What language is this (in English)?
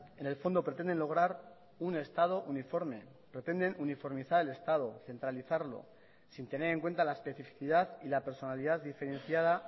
Spanish